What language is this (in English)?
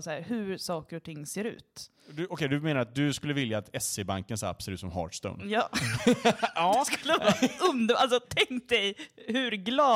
Swedish